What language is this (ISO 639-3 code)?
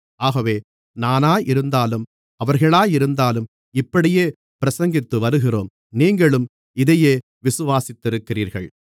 tam